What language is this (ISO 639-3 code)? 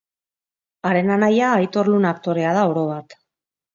eus